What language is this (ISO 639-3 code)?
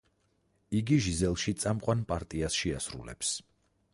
kat